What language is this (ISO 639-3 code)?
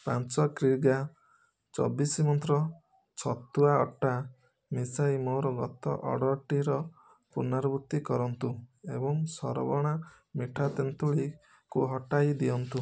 ori